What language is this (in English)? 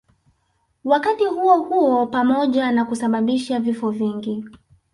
Swahili